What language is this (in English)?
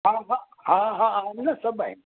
Sindhi